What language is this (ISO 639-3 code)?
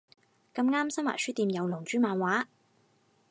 yue